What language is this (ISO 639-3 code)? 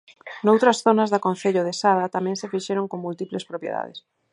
glg